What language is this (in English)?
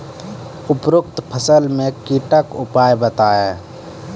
Maithili